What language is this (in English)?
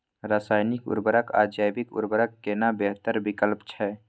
Maithili